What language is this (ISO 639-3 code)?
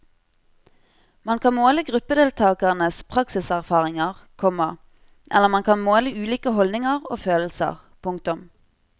nor